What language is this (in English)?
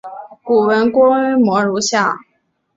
Chinese